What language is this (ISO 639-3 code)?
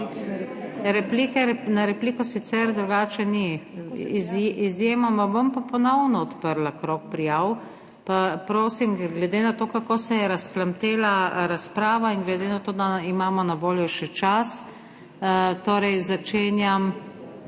slv